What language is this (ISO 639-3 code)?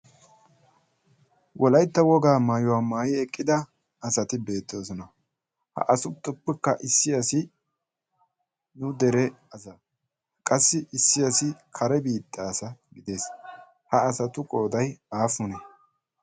wal